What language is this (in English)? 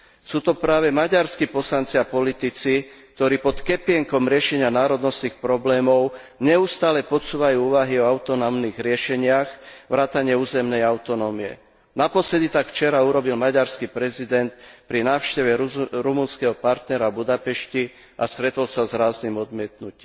Slovak